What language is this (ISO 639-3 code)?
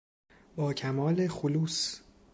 fas